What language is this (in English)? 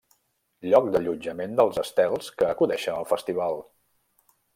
Catalan